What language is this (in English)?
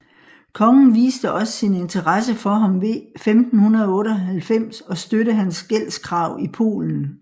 Danish